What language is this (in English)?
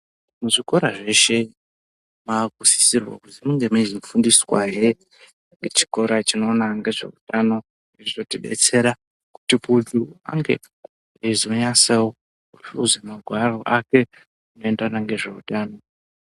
Ndau